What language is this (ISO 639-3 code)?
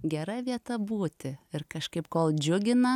lit